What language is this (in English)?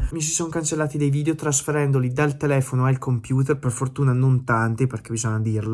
Italian